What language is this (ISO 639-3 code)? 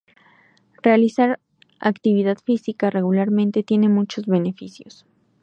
spa